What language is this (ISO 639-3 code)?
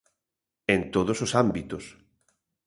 glg